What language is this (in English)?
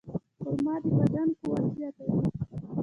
Pashto